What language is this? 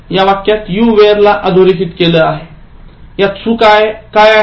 Marathi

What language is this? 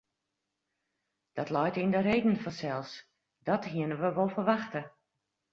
Western Frisian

